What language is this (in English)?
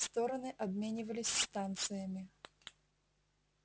Russian